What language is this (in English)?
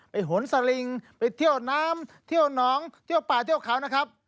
Thai